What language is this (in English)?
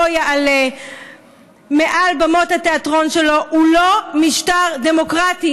Hebrew